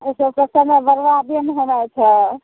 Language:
Maithili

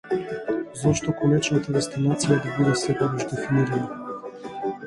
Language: Macedonian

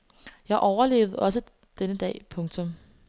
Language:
Danish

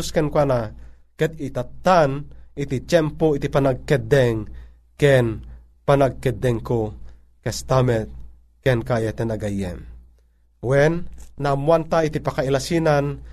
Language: Filipino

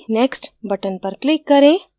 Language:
Hindi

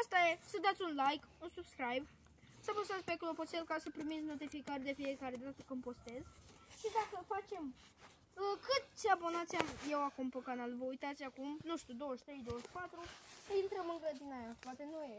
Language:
Romanian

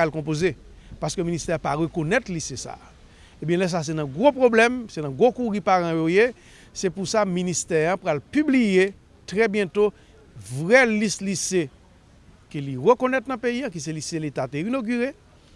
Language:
French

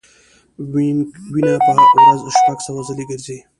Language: Pashto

